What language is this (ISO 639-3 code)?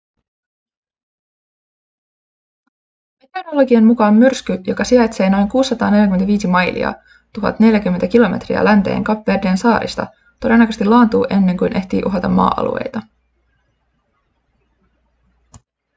fin